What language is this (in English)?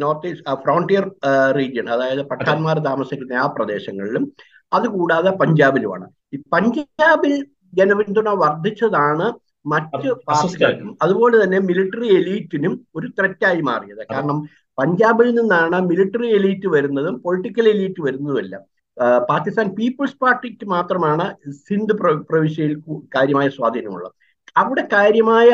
Malayalam